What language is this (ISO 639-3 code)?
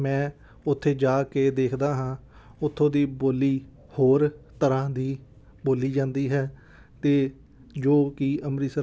pan